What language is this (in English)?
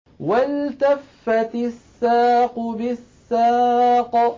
Arabic